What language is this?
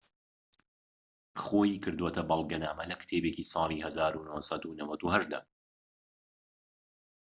Central Kurdish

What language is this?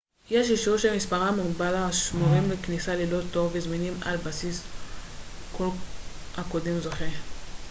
Hebrew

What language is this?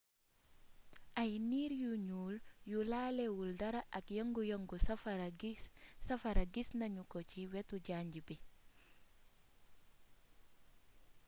Wolof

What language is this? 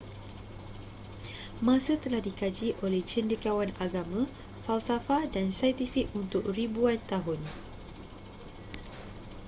Malay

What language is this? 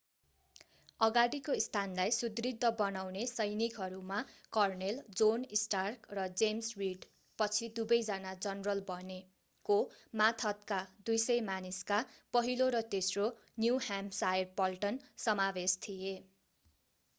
Nepali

